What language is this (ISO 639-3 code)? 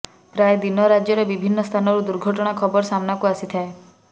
ori